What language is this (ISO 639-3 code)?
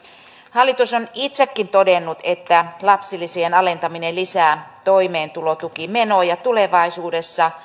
fin